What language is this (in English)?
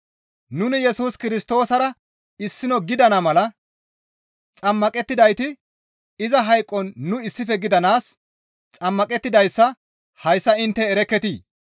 Gamo